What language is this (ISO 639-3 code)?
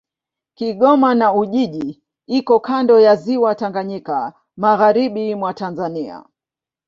swa